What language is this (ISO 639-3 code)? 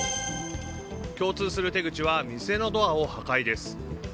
jpn